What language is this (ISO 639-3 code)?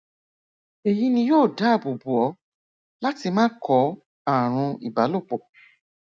yor